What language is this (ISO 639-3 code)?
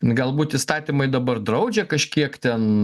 lit